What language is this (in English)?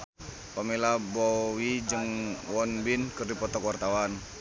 Sundanese